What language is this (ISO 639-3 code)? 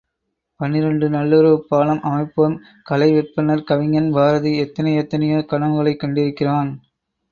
tam